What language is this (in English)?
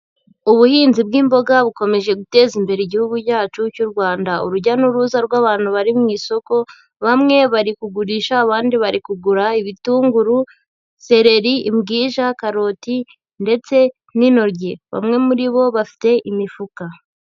Kinyarwanda